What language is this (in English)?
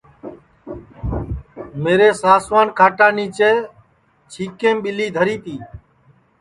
Sansi